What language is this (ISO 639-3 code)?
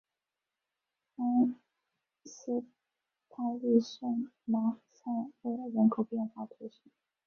zho